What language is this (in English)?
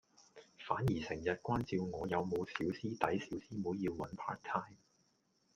Cantonese